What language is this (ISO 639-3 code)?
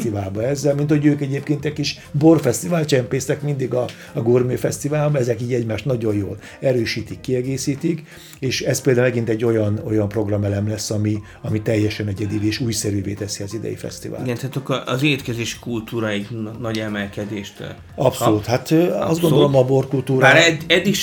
hun